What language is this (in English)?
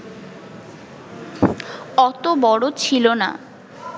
Bangla